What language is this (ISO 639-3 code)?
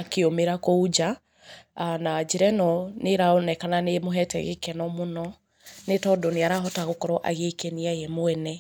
kik